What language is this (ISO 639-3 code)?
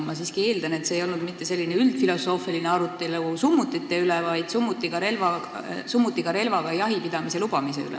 est